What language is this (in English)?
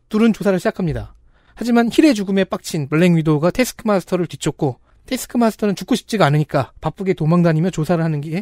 Korean